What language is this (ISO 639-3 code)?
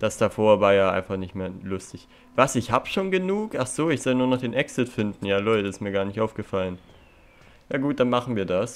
deu